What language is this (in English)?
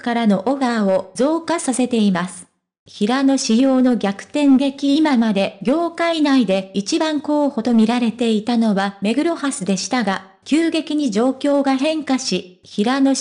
Japanese